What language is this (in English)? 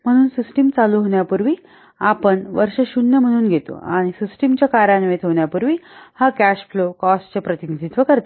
Marathi